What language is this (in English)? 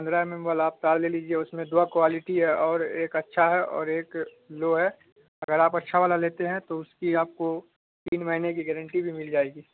Urdu